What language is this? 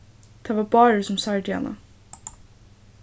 Faroese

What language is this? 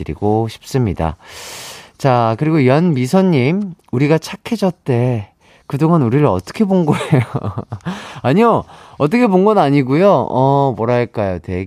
Korean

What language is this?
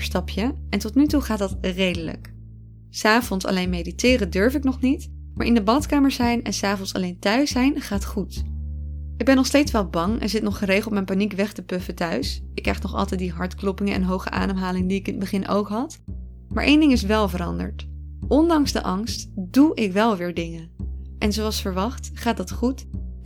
Dutch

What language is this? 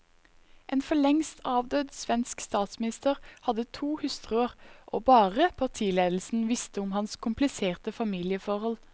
Norwegian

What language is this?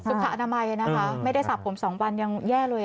Thai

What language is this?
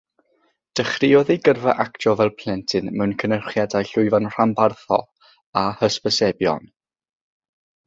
Welsh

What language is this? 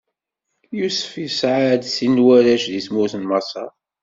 Kabyle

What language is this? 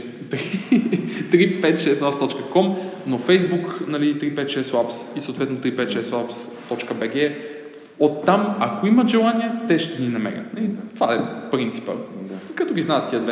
Bulgarian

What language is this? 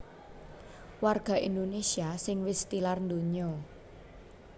Javanese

